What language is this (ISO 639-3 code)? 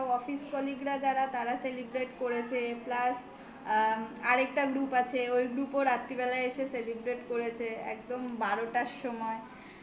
ben